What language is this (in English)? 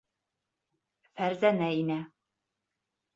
Bashkir